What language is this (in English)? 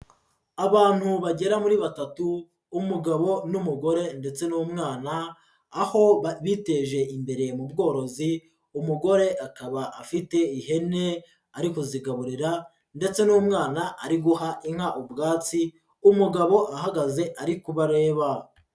Kinyarwanda